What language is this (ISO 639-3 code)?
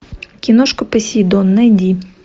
rus